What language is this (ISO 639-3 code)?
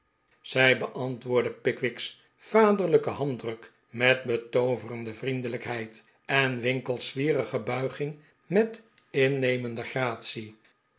nld